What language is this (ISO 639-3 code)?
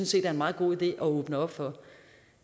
dan